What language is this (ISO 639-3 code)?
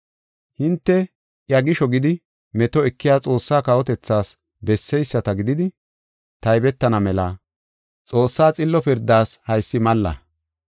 gof